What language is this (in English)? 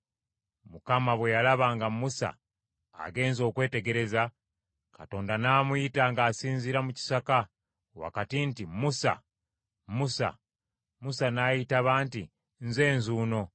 Ganda